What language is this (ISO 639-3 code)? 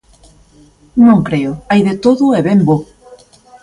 glg